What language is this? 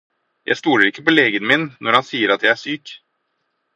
Norwegian Bokmål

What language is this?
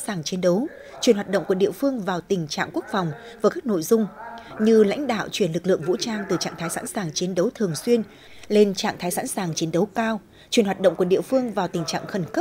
Vietnamese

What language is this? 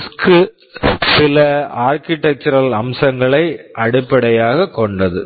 Tamil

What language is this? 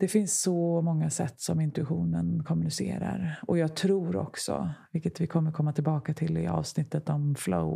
Swedish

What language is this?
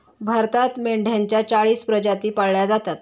Marathi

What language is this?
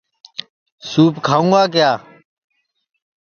Sansi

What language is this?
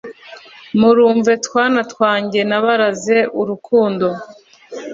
Kinyarwanda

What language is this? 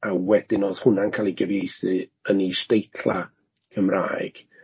Welsh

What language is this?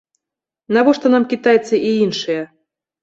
Belarusian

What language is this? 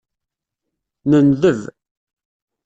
Kabyle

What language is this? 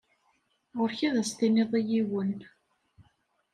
Kabyle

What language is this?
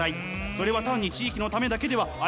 Japanese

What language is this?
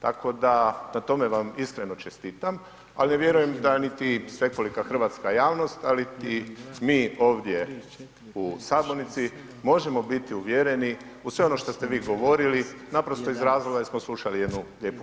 Croatian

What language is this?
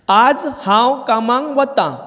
Konkani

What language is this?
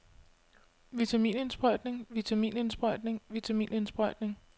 Danish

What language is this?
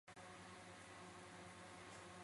Chinese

